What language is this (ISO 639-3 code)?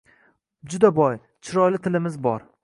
uzb